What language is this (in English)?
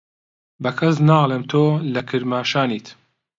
Central Kurdish